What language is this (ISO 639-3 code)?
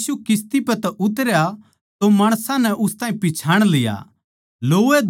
bgc